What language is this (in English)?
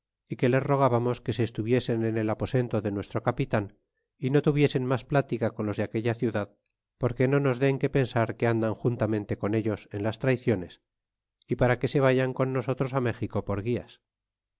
Spanish